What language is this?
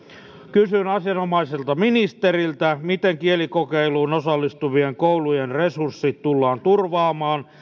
Finnish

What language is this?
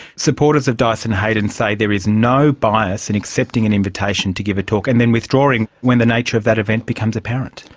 English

